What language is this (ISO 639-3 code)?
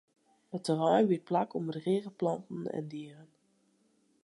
fry